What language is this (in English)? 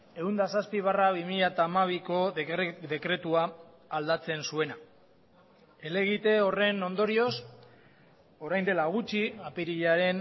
Basque